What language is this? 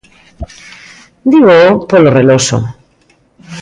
Galician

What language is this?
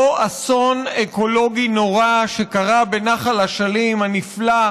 Hebrew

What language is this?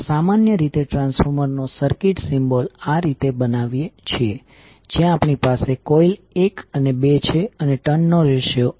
Gujarati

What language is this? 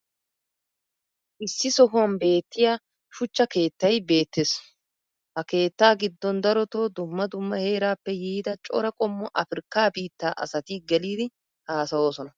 Wolaytta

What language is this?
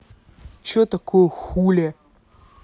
Russian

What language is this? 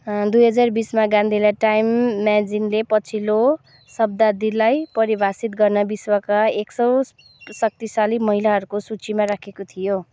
Nepali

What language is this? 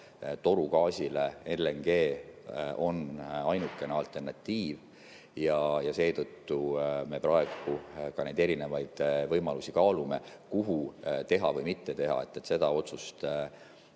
Estonian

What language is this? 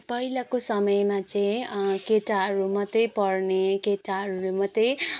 Nepali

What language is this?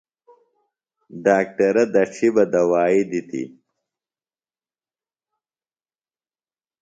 Phalura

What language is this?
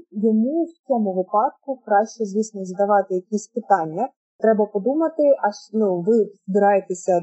Ukrainian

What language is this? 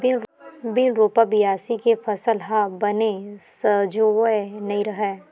Chhattisgarhi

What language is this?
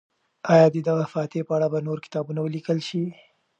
Pashto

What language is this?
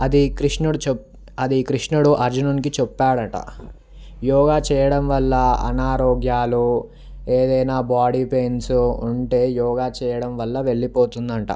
Telugu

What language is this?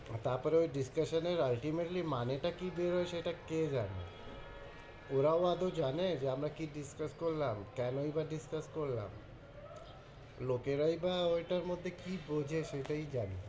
Bangla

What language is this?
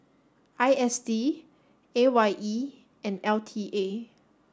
English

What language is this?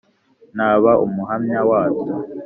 Kinyarwanda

